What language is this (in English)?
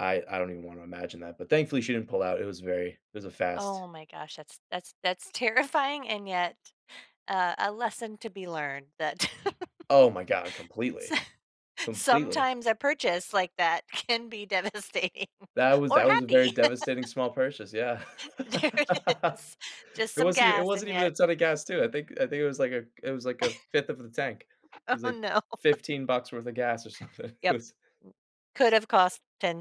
English